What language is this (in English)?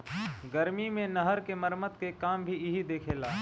Bhojpuri